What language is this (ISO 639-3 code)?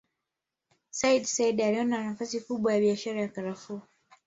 swa